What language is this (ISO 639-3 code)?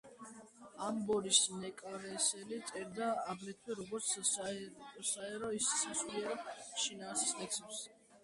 kat